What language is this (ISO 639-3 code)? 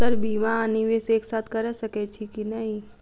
mai